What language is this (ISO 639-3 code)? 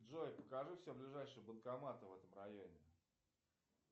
rus